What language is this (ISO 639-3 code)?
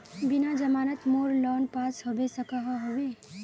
mag